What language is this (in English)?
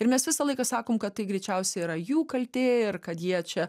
Lithuanian